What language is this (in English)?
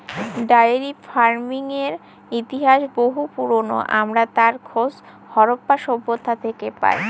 Bangla